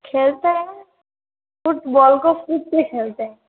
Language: Hindi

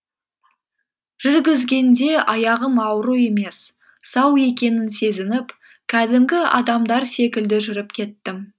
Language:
Kazakh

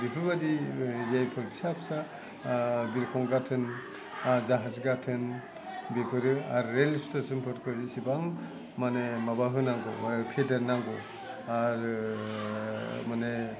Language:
Bodo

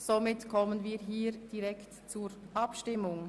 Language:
Swiss German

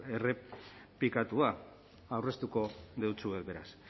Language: Basque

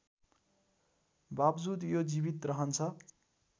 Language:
Nepali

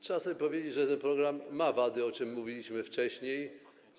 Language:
Polish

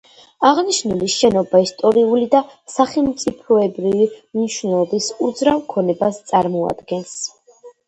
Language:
Georgian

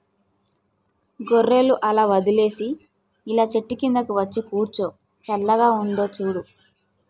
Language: Telugu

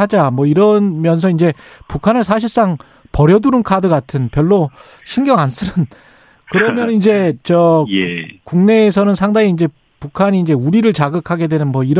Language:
Korean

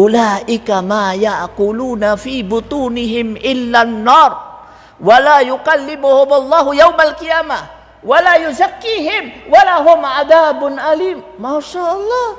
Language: Indonesian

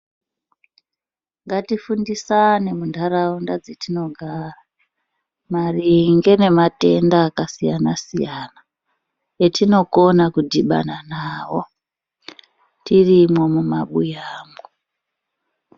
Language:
Ndau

